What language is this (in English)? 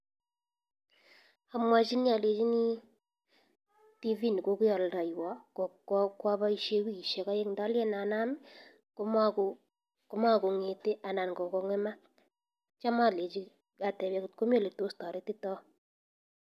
Kalenjin